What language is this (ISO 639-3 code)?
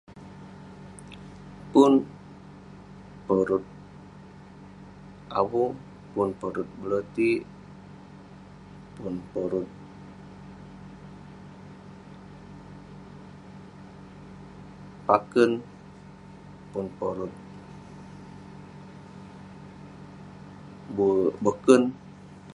pne